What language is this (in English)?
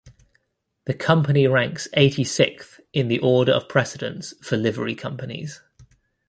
English